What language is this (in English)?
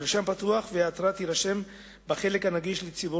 Hebrew